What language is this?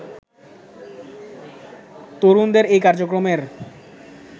Bangla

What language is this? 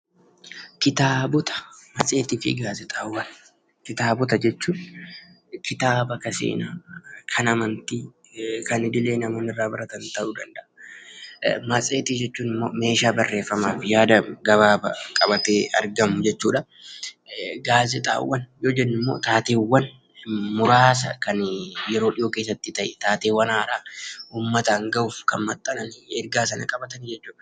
Oromo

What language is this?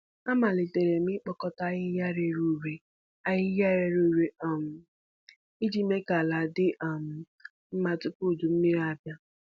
Igbo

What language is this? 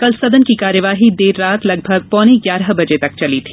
Hindi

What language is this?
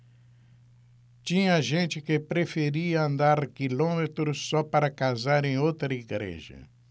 Portuguese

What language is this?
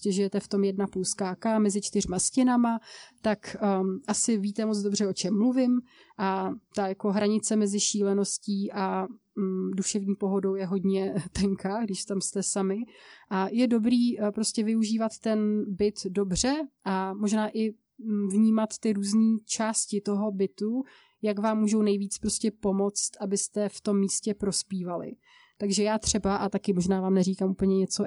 Czech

